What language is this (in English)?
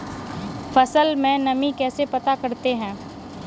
Hindi